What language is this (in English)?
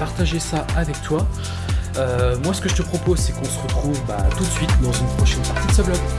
French